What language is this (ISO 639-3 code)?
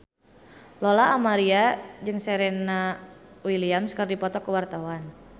sun